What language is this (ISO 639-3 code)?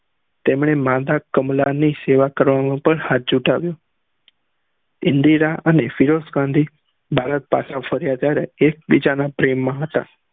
guj